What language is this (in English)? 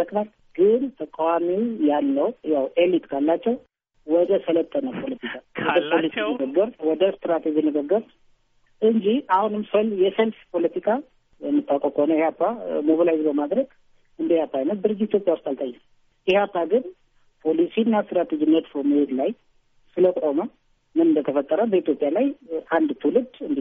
Amharic